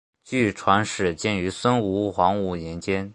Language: Chinese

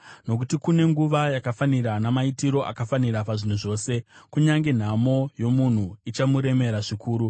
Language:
Shona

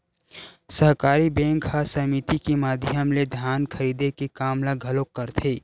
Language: Chhattisgarhi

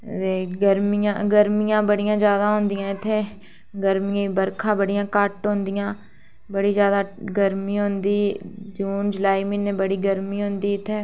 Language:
Dogri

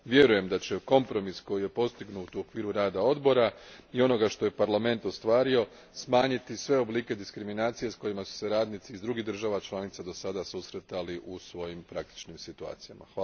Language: Croatian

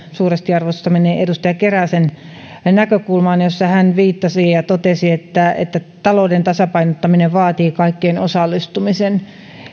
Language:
Finnish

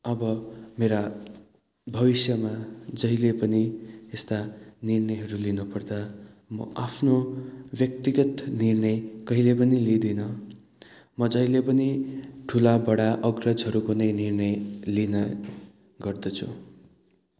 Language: Nepali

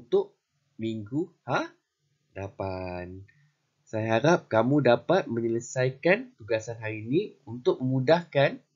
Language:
Malay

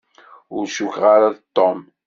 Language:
Kabyle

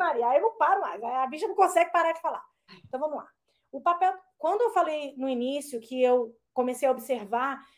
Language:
Portuguese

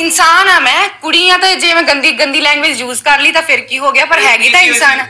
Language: Punjabi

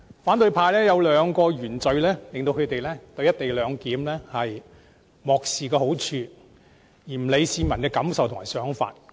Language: Cantonese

